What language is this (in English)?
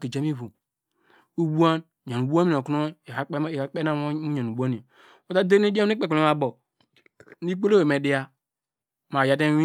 Degema